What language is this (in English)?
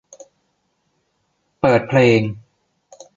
Thai